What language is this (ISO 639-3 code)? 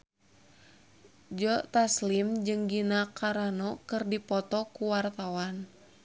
sun